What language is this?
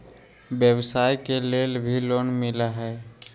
Magahi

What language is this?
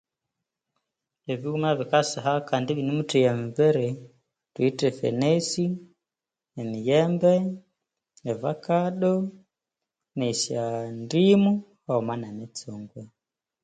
Konzo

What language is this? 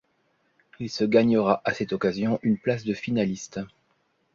French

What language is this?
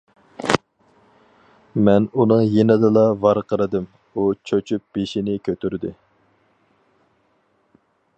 Uyghur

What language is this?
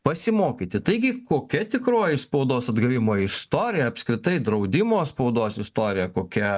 Lithuanian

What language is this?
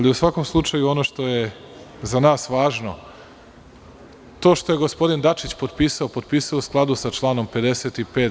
Serbian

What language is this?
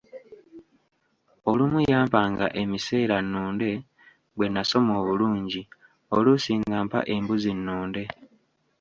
Ganda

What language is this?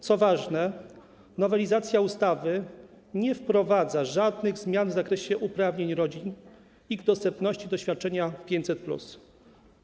Polish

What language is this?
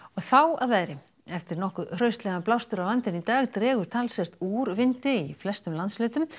Icelandic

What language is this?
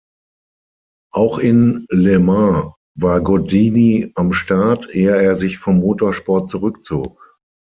German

